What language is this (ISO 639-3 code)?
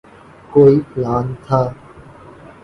urd